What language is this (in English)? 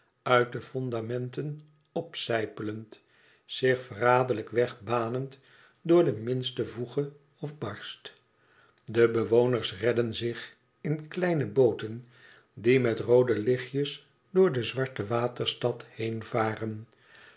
Dutch